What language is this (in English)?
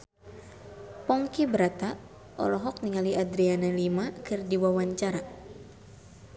Sundanese